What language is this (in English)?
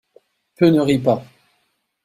French